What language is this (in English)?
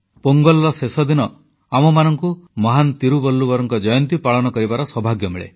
Odia